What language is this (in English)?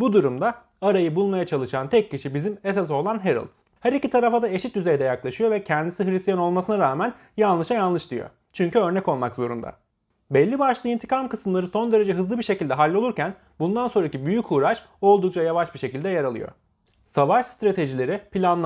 Turkish